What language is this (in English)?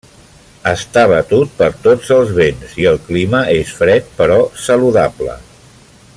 Catalan